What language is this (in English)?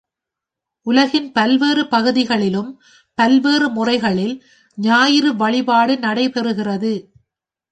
Tamil